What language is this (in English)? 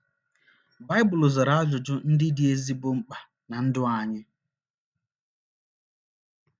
Igbo